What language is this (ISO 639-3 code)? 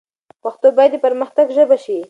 pus